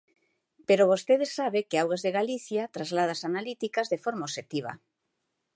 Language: Galician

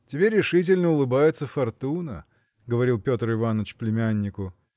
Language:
Russian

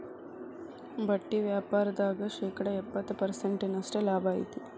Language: Kannada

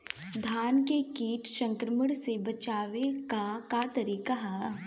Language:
Bhojpuri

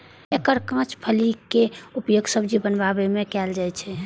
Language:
Maithili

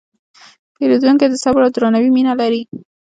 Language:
Pashto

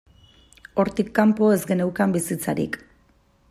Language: Basque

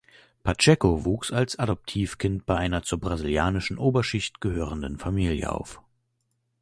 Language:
German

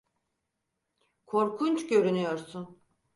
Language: Turkish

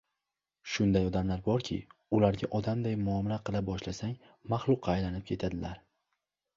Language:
Uzbek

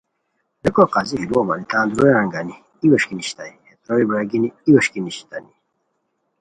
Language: Khowar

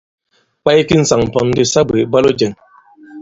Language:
Bankon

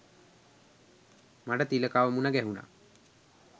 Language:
Sinhala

